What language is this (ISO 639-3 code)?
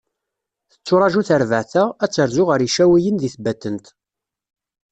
kab